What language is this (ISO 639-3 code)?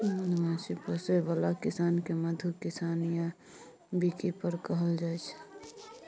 mai